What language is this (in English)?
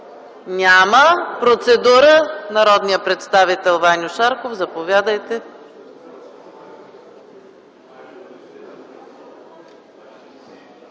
Bulgarian